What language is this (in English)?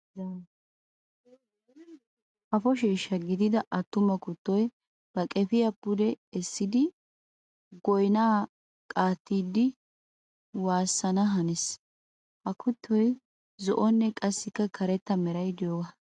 Wolaytta